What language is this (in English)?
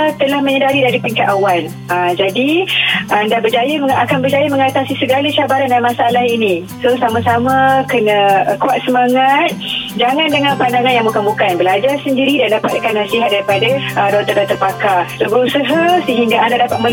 Malay